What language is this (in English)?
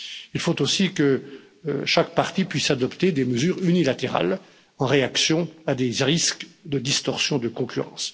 French